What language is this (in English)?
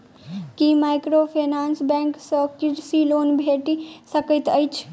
Maithili